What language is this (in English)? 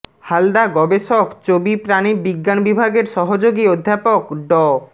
Bangla